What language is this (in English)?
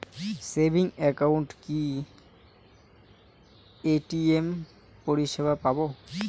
Bangla